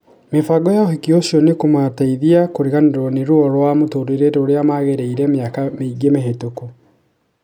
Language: Kikuyu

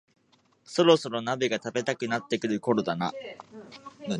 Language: Japanese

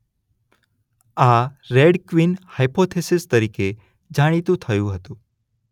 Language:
Gujarati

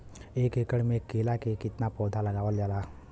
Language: Bhojpuri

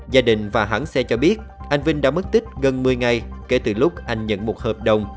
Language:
Vietnamese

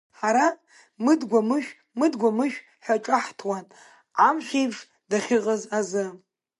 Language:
Abkhazian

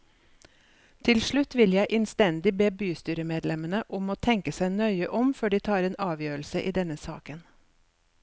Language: Norwegian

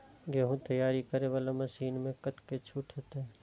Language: Maithili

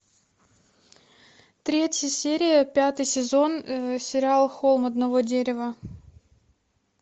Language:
Russian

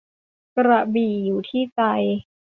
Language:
Thai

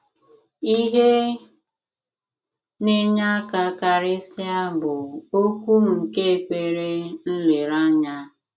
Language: Igbo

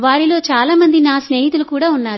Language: Telugu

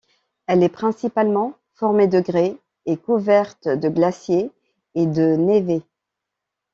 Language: French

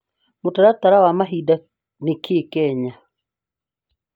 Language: Kikuyu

